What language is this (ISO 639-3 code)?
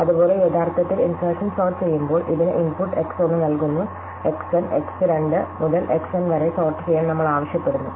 mal